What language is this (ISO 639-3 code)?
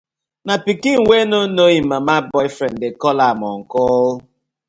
pcm